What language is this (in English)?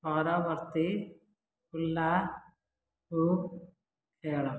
Odia